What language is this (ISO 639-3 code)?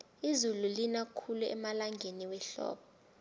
nbl